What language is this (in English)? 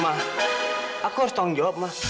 Indonesian